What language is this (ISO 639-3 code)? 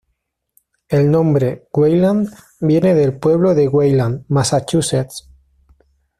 spa